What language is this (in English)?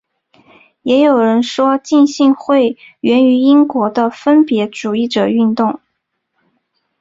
Chinese